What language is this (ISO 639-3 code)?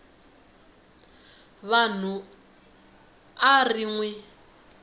tso